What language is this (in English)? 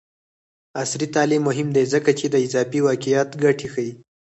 Pashto